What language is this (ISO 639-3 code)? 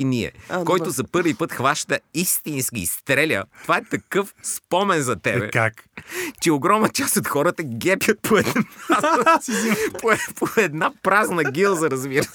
bul